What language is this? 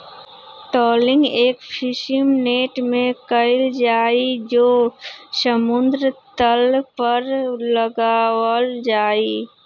Magahi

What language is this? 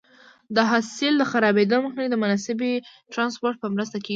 Pashto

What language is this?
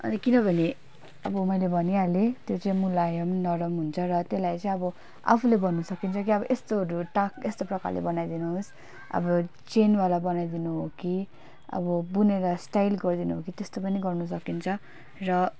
Nepali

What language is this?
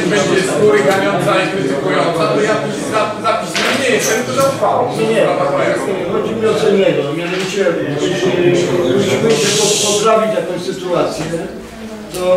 Polish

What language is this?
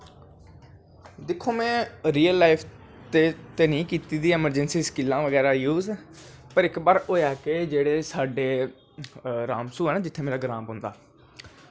Dogri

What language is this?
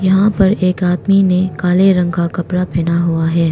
Hindi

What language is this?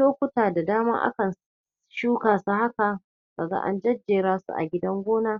Hausa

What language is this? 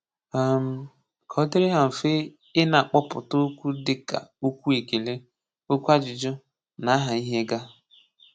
Igbo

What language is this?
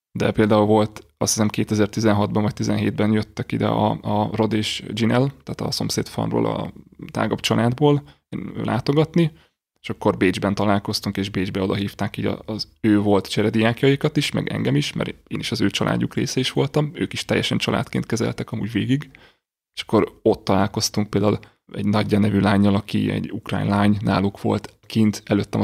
Hungarian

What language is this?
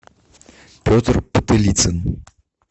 Russian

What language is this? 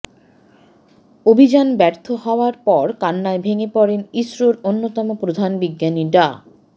Bangla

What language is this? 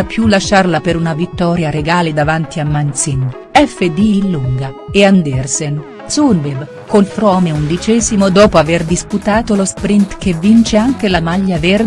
Italian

